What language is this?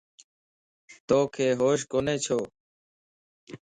Lasi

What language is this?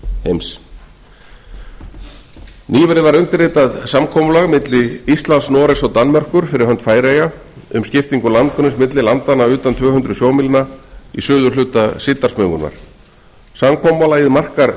Icelandic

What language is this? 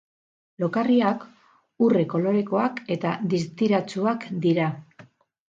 Basque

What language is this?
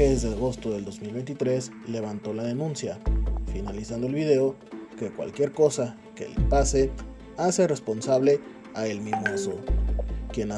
Spanish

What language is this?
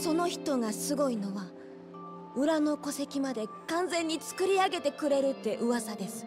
Japanese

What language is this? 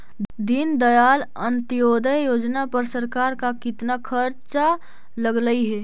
Magahi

